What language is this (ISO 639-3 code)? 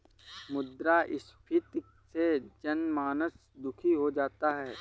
hin